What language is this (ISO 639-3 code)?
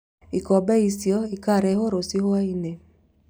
kik